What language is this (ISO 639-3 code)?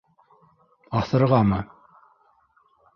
bak